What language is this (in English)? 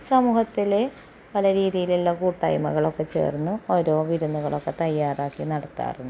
Malayalam